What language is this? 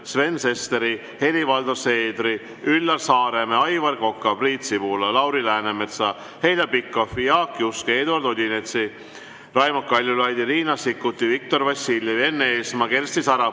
Estonian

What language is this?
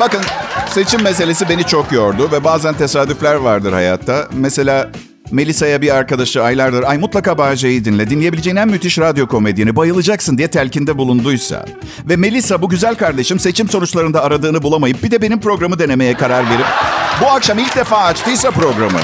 Turkish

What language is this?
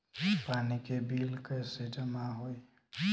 Bhojpuri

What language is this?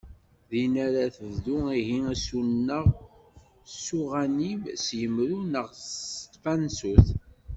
Kabyle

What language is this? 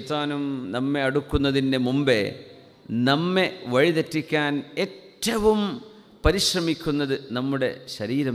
Arabic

